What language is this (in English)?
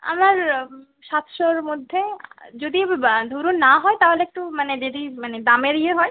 Bangla